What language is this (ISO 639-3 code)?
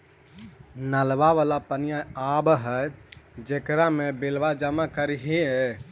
mag